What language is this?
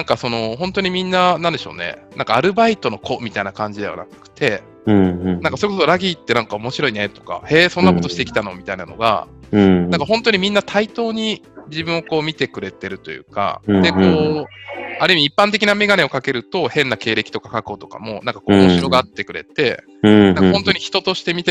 Japanese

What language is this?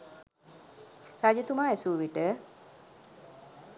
Sinhala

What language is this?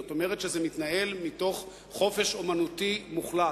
Hebrew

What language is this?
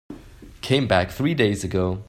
English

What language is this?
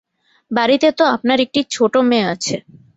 Bangla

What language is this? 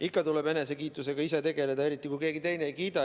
Estonian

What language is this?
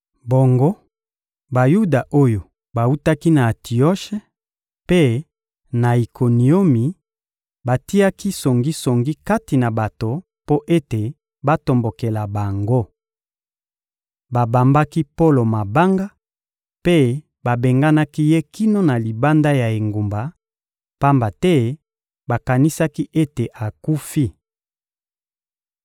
Lingala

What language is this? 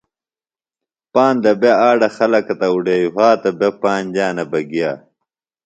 Phalura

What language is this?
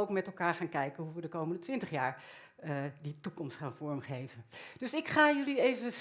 Dutch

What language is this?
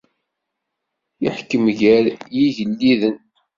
Kabyle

